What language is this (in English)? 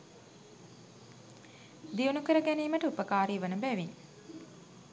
Sinhala